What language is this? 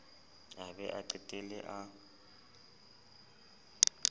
Southern Sotho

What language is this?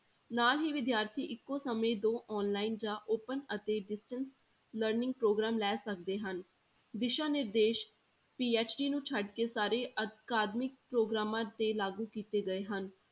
Punjabi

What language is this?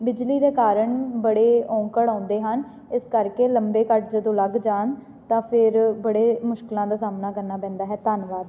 Punjabi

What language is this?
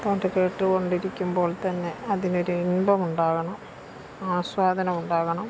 Malayalam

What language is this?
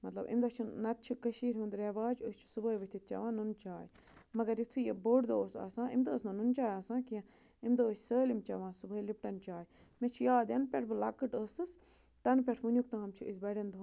Kashmiri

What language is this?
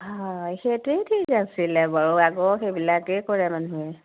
Assamese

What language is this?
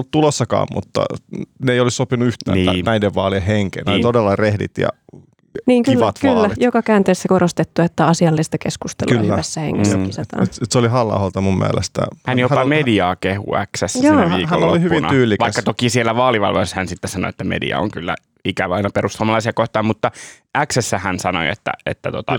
Finnish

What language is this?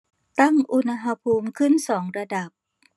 Thai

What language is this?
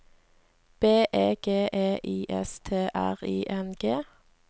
Norwegian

